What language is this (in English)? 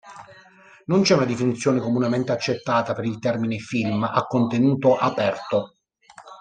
Italian